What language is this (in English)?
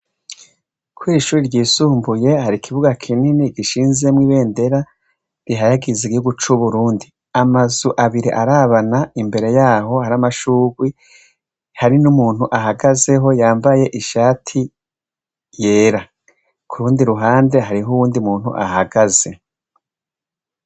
Rundi